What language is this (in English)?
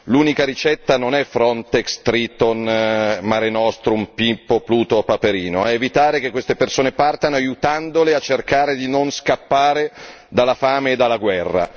Italian